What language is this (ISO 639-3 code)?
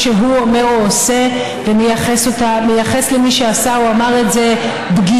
heb